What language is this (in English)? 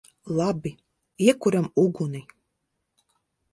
Latvian